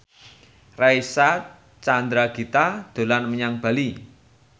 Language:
Javanese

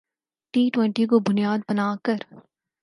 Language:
Urdu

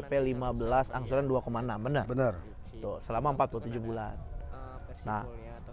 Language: Indonesian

